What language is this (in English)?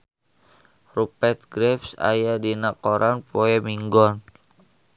Sundanese